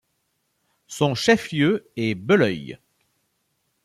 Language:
French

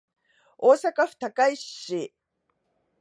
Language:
Japanese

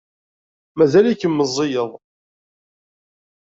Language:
Kabyle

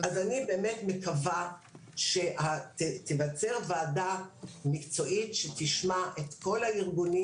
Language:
Hebrew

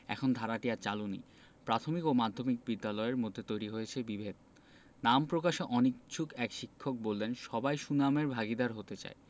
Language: Bangla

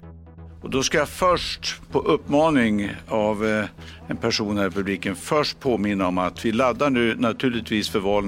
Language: Swedish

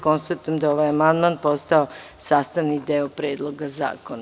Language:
Serbian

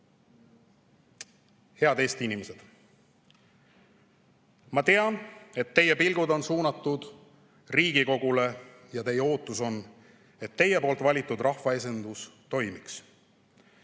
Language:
Estonian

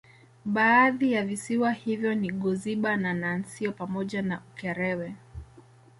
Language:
Swahili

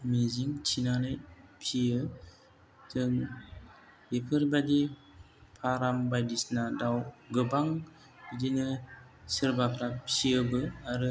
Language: Bodo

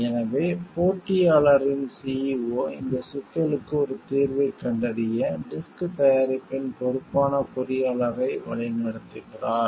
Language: Tamil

